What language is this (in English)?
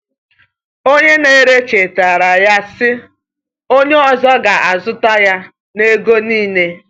Igbo